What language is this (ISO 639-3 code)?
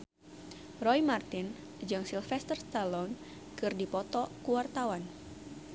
sun